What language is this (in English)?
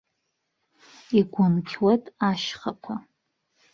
Abkhazian